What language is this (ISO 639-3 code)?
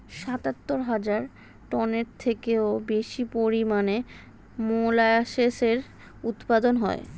ben